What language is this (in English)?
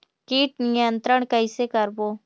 Chhattisgarhi